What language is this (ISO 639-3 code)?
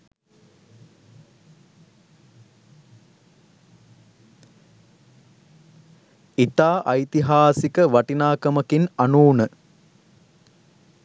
sin